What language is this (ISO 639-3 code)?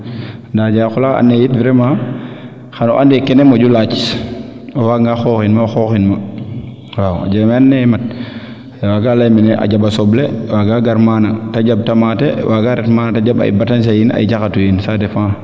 srr